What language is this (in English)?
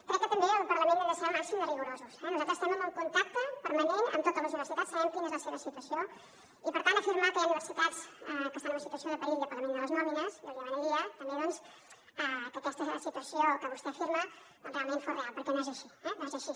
Catalan